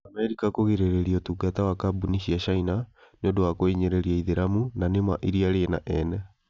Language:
Kikuyu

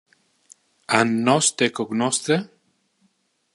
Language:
Interlingua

